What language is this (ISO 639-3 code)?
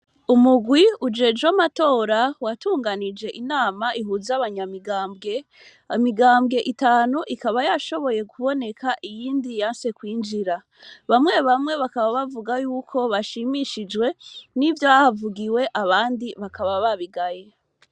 run